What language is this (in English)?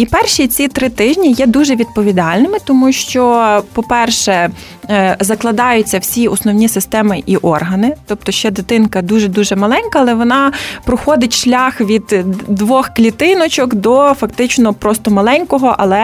Ukrainian